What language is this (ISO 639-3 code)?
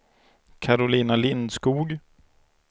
swe